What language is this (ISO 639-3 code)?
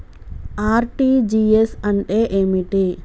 tel